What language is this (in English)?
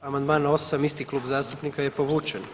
Croatian